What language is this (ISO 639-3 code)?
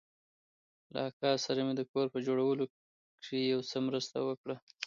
pus